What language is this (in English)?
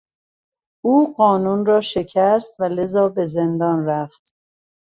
Persian